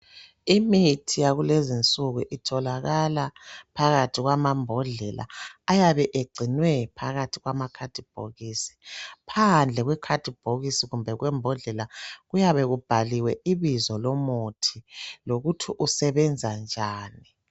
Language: North Ndebele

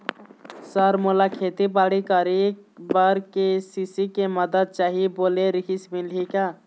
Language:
Chhattisgarhi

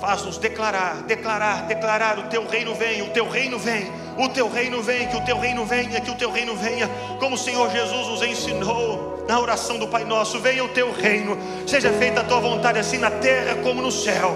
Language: Portuguese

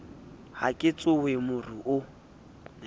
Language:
Southern Sotho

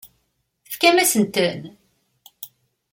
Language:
Kabyle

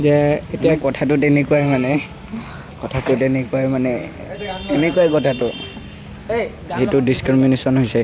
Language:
Assamese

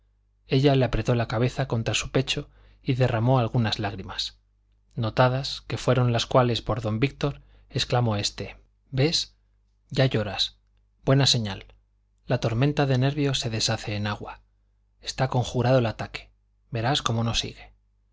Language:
Spanish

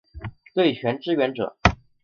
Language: Chinese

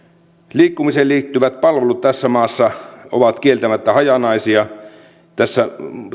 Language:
Finnish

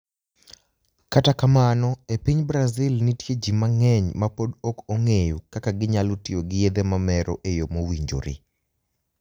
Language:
Luo (Kenya and Tanzania)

